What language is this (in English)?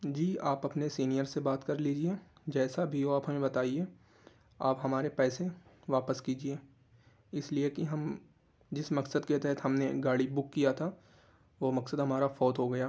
Urdu